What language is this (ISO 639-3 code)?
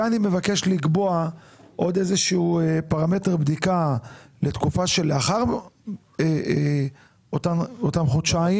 heb